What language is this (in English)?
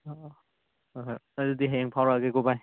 Manipuri